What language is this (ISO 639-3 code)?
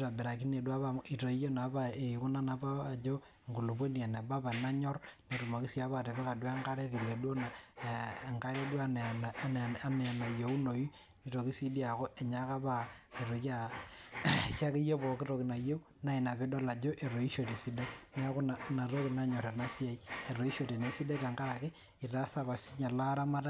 mas